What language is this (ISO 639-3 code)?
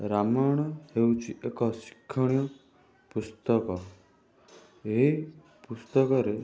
ori